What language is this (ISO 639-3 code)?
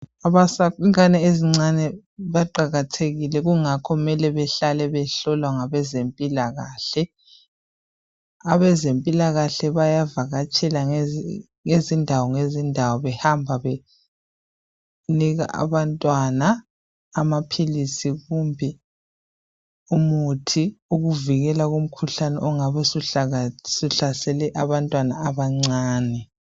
nde